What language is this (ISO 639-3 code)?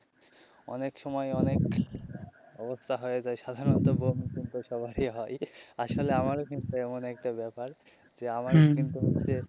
ben